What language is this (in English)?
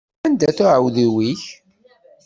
Kabyle